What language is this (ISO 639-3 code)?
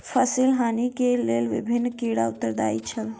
mai